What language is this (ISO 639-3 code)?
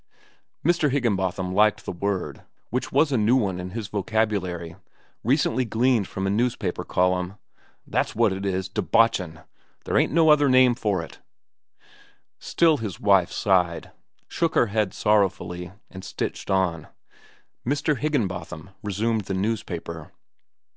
eng